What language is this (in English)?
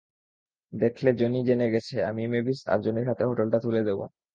Bangla